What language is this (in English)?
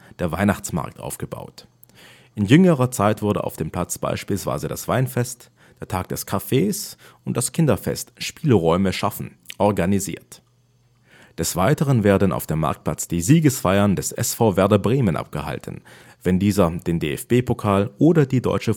German